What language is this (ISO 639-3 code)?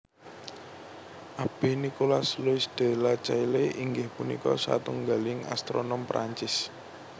jav